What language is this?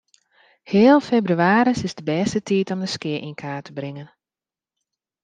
Western Frisian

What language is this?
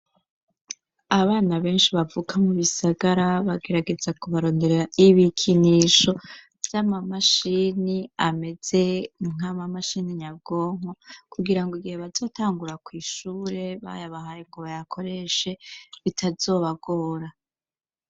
Rundi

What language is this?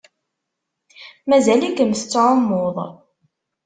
Kabyle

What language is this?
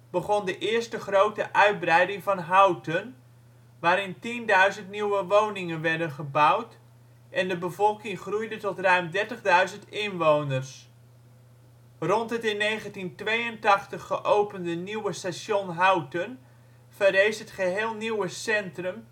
Dutch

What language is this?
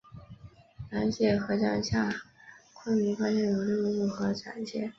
Chinese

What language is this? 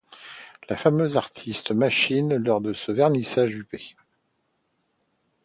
French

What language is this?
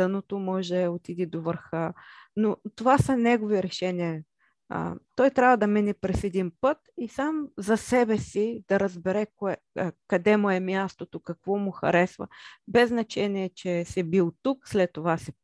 Bulgarian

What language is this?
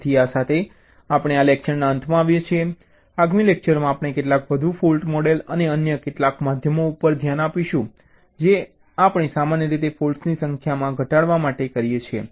Gujarati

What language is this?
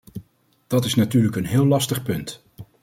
Dutch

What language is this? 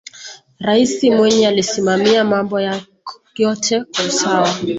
Swahili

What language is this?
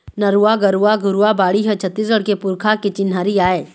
Chhattisgarhi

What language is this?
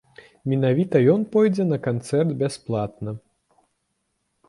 Belarusian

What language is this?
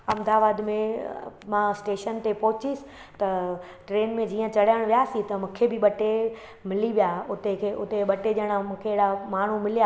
Sindhi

